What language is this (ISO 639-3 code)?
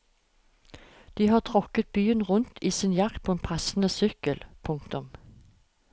nor